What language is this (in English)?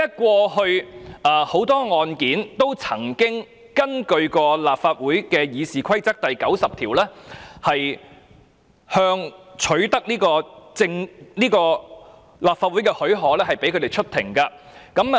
Cantonese